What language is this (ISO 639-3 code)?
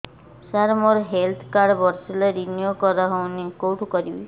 ori